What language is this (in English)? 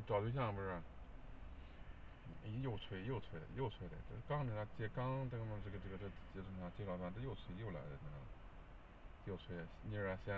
Chinese